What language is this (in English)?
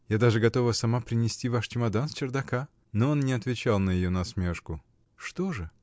Russian